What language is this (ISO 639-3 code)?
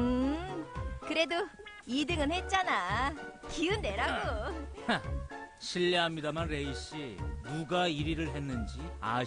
kor